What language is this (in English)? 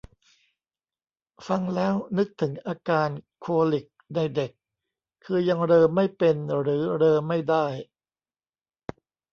Thai